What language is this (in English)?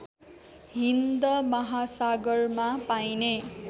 Nepali